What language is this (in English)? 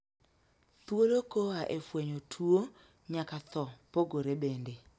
Luo (Kenya and Tanzania)